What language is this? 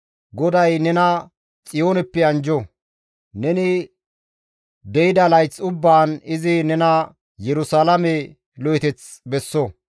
Gamo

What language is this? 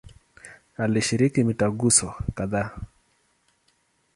Swahili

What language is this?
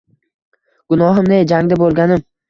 Uzbek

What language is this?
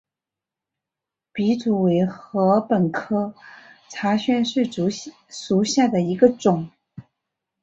Chinese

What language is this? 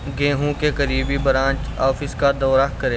Urdu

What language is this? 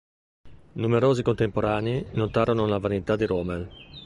Italian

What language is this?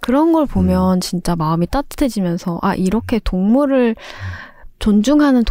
Korean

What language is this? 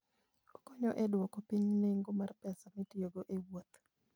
Luo (Kenya and Tanzania)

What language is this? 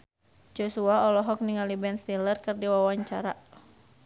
Sundanese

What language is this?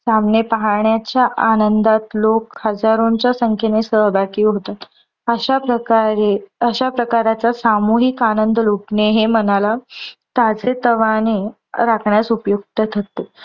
Marathi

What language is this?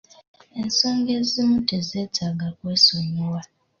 Ganda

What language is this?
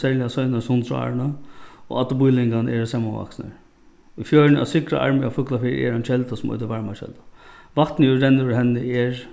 Faroese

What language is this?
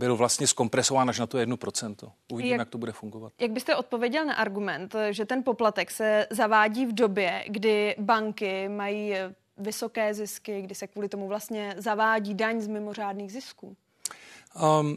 Czech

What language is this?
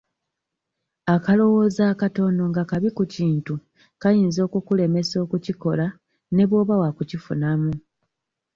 Ganda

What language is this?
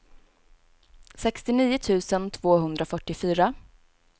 Swedish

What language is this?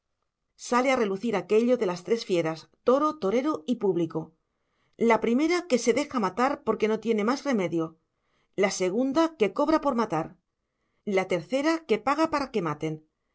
Spanish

